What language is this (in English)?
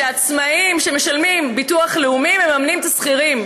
Hebrew